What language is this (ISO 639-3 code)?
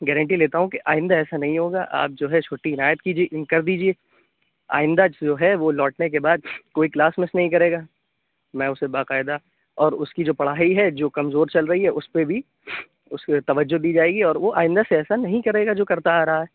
urd